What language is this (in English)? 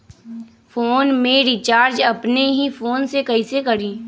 Magahi